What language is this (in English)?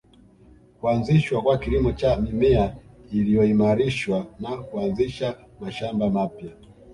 Swahili